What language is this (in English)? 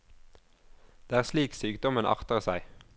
Norwegian